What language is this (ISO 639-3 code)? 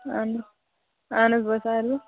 kas